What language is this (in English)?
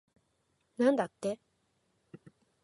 Japanese